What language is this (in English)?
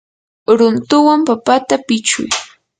Yanahuanca Pasco Quechua